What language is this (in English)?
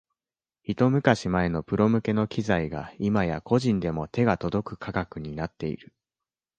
Japanese